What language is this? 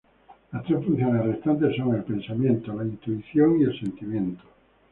Spanish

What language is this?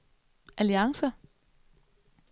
Danish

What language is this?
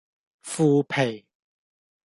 Cantonese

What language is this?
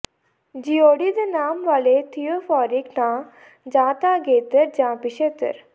Punjabi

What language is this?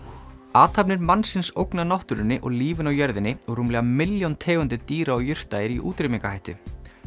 Icelandic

